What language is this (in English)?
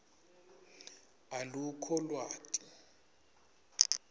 Swati